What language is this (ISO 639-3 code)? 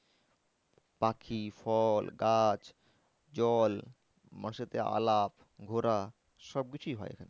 ben